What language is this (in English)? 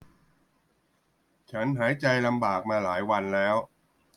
Thai